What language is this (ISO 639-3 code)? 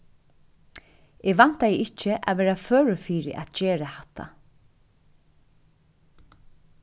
fao